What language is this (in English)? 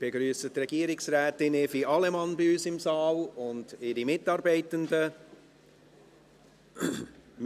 Swiss German